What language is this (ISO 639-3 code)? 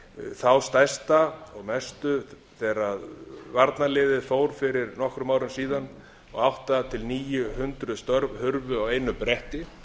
isl